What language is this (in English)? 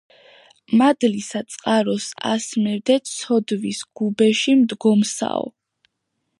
Georgian